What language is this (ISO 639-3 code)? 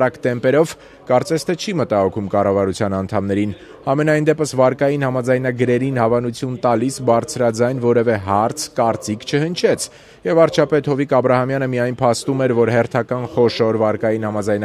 tur